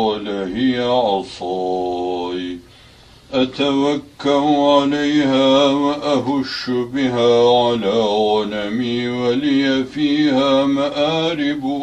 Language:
Turkish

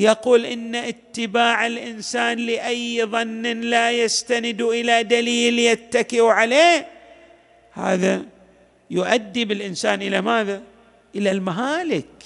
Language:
Arabic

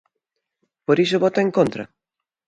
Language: Galician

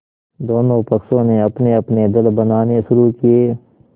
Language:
Hindi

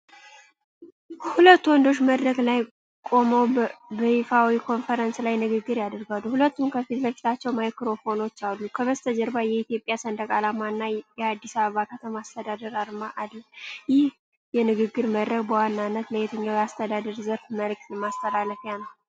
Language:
Amharic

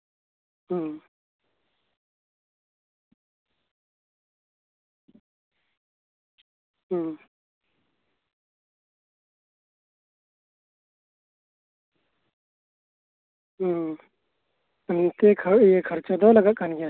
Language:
Santali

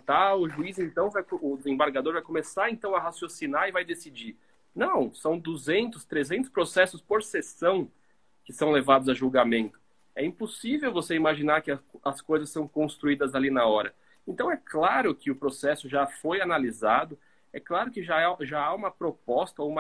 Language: Portuguese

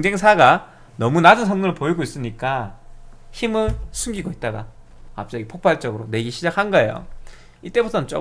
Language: Korean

